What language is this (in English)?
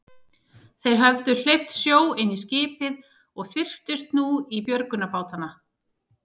Icelandic